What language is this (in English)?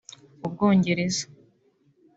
Kinyarwanda